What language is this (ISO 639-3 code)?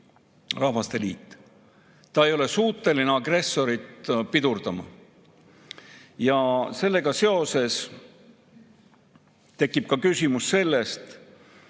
est